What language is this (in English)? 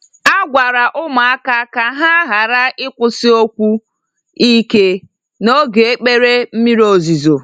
Igbo